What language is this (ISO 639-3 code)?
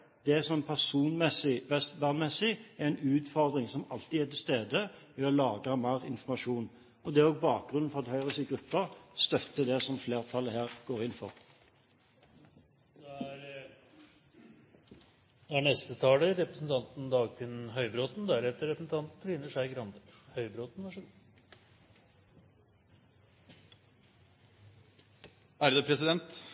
nob